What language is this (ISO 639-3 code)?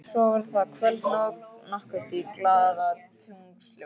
isl